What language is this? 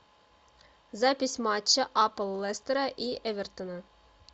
Russian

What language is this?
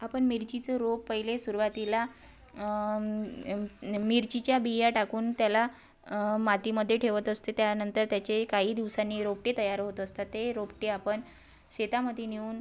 Marathi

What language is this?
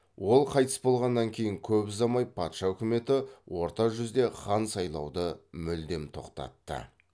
Kazakh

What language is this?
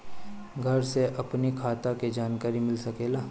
Bhojpuri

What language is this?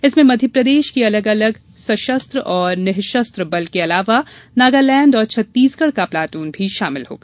Hindi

